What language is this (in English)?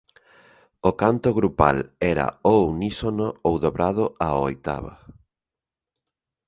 Galician